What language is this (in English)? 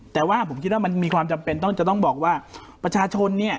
Thai